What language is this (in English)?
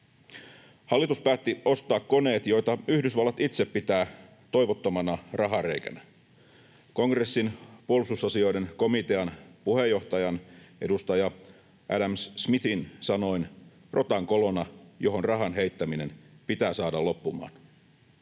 Finnish